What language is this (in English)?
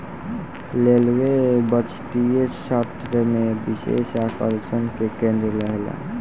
Bhojpuri